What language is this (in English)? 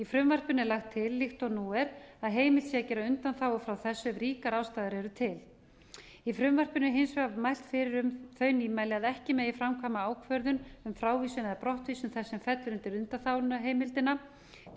Icelandic